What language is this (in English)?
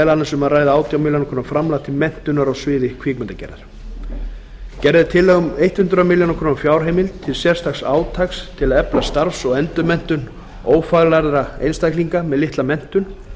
Icelandic